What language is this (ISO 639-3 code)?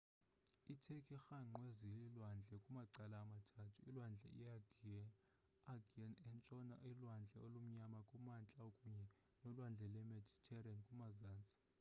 xho